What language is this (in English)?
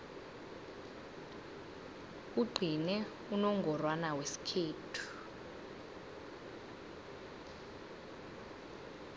South Ndebele